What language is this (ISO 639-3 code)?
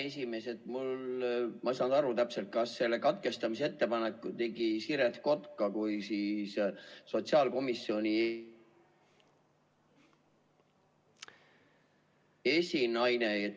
est